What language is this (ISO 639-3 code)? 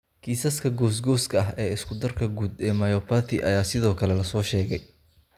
som